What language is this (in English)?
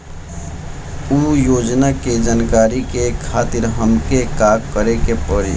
Bhojpuri